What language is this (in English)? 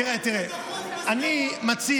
Hebrew